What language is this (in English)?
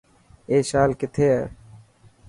Dhatki